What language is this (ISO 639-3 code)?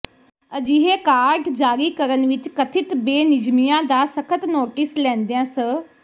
pan